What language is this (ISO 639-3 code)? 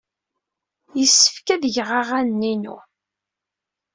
kab